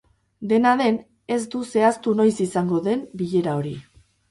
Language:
Basque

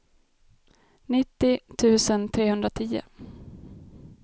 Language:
Swedish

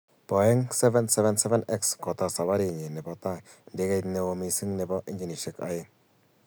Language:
Kalenjin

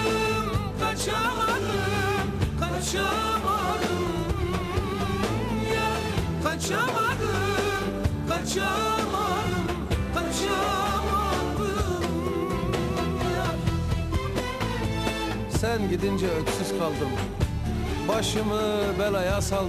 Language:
Turkish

